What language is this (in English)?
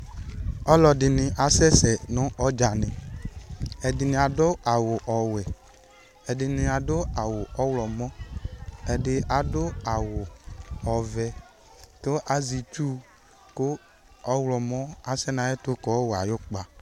Ikposo